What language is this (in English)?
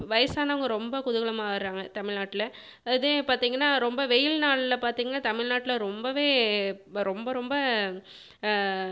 Tamil